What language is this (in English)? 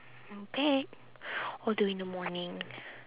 English